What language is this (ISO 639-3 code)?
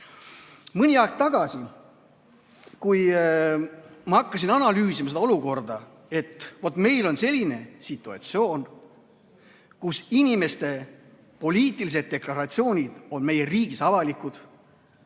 est